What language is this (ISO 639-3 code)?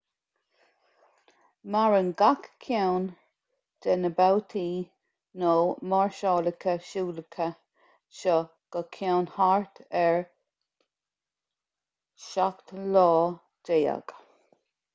gle